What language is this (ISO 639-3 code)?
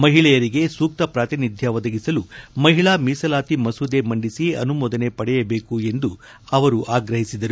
kan